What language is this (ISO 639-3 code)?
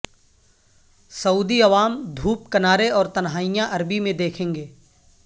urd